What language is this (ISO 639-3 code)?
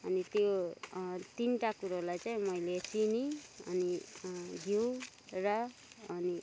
nep